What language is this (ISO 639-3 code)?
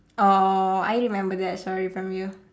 eng